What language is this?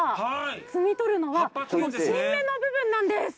Japanese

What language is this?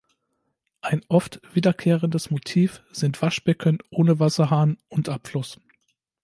German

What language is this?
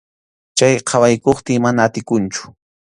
Arequipa-La Unión Quechua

